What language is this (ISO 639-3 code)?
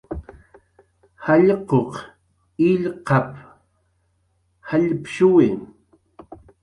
jqr